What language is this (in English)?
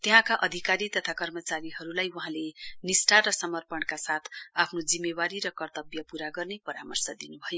Nepali